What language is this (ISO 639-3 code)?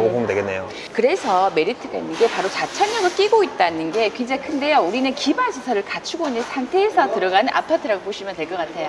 kor